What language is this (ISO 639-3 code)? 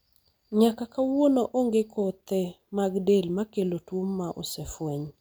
luo